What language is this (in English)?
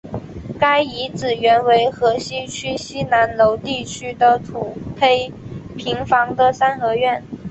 Chinese